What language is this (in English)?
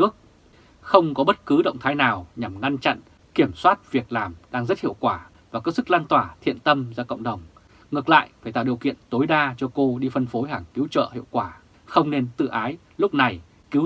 Vietnamese